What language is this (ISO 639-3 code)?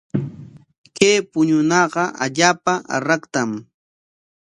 qwa